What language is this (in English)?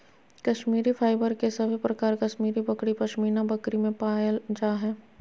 Magahi